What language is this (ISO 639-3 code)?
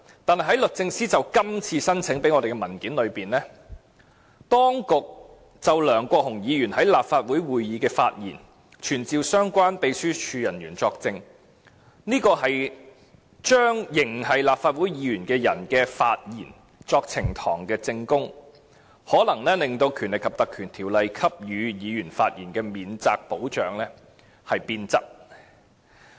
yue